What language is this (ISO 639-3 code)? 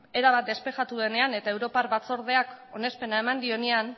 eus